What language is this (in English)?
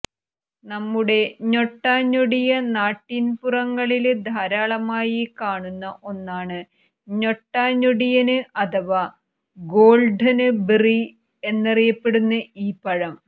Malayalam